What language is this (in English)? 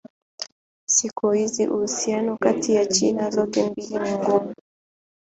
Swahili